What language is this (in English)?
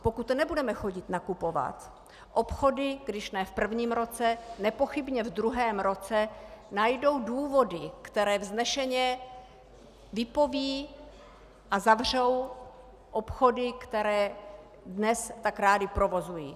Czech